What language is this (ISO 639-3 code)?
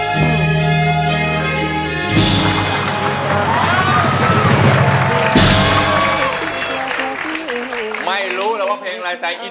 tha